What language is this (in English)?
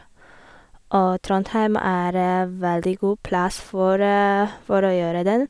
Norwegian